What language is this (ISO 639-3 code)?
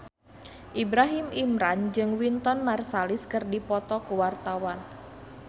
sun